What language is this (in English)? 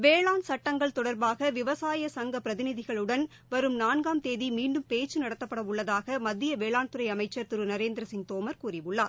Tamil